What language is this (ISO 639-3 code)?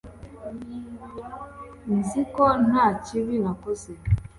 kin